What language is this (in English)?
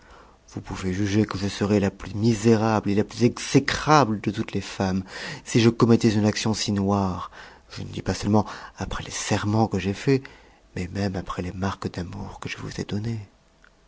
French